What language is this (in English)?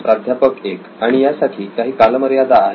Marathi